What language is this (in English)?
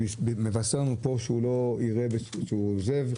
Hebrew